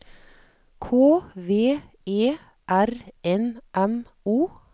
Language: Norwegian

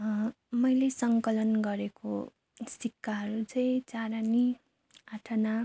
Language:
Nepali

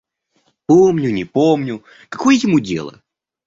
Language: Russian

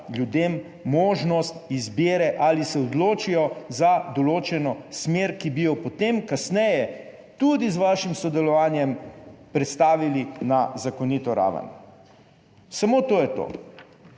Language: Slovenian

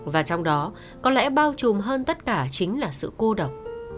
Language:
Vietnamese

